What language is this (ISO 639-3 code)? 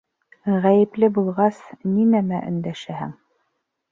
bak